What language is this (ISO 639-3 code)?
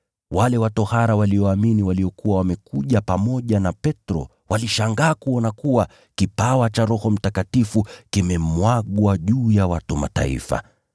swa